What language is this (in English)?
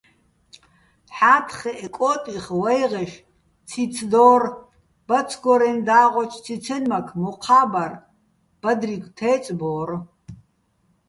Bats